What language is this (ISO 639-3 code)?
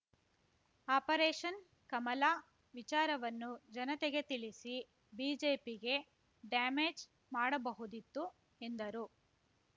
kan